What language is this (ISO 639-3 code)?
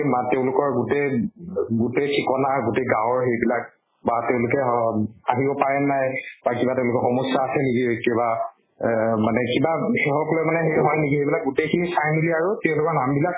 asm